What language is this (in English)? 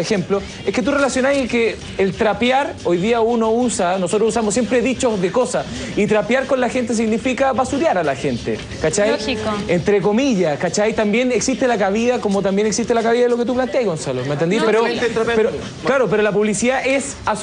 Spanish